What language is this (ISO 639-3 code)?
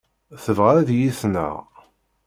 kab